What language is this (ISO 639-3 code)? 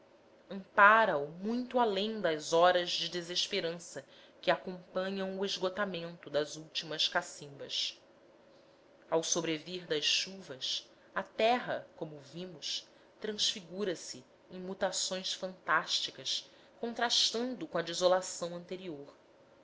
por